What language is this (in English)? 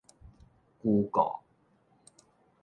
Min Nan Chinese